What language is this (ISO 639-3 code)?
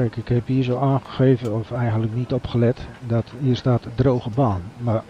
nld